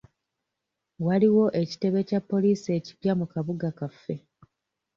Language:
Ganda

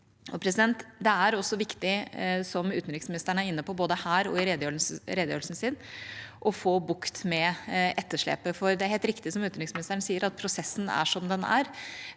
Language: Norwegian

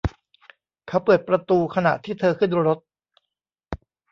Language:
Thai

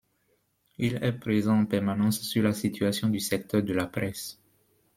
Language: French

